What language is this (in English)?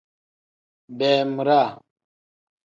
Tem